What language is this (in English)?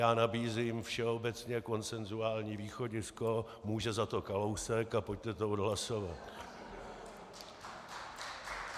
Czech